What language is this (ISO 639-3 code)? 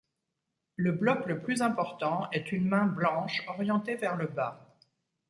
fra